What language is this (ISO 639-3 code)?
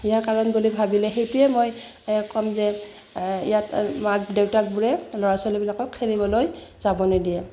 asm